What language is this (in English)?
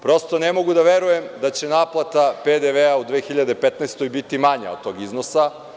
Serbian